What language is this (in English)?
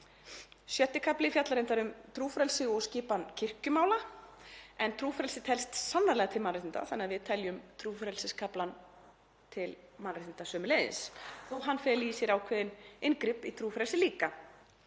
Icelandic